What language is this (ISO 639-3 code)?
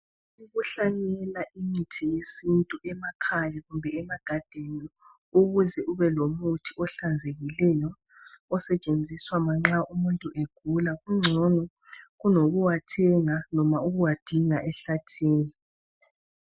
nde